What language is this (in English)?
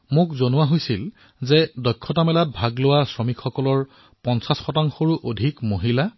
Assamese